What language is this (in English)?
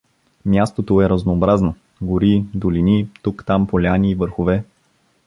Bulgarian